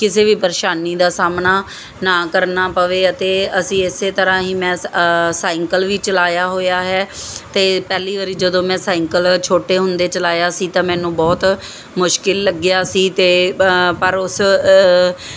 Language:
Punjabi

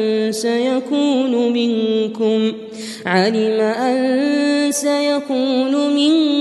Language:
Arabic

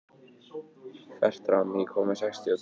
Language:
Icelandic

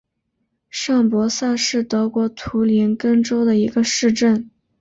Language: Chinese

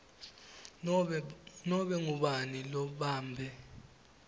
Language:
Swati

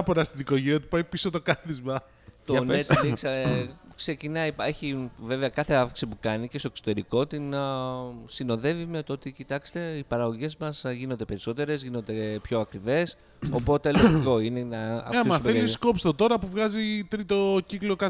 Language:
Greek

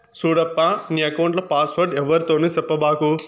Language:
Telugu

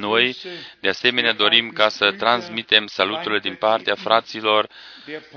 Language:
Romanian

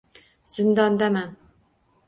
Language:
Uzbek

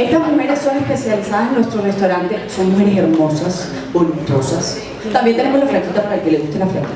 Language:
Spanish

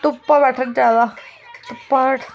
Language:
Dogri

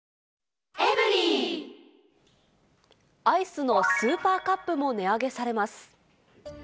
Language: Japanese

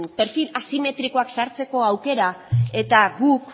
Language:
Basque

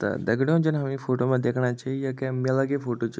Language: Garhwali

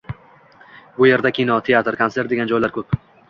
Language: Uzbek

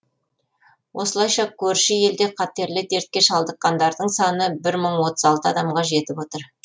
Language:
Kazakh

